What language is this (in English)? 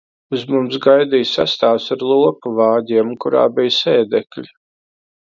Latvian